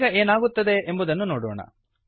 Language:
Kannada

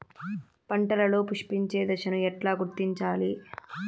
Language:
Telugu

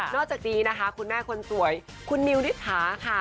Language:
Thai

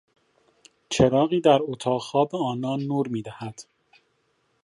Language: Persian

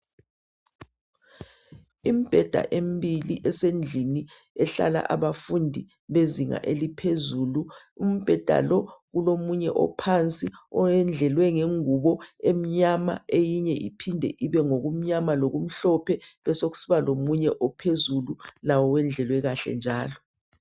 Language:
North Ndebele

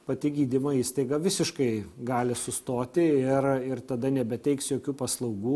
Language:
Lithuanian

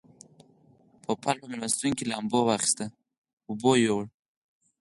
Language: Pashto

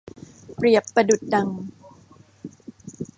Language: Thai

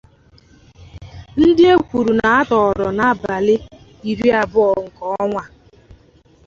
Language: Igbo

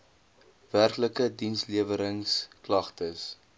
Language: Afrikaans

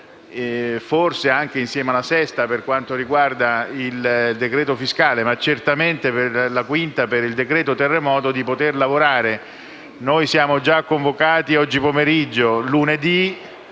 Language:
Italian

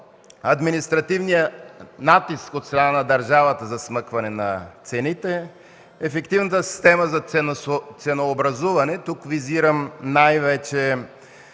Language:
Bulgarian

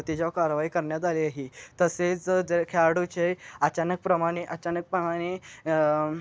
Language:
Marathi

